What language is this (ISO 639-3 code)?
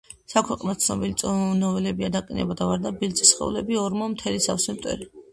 kat